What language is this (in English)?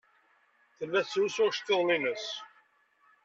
Kabyle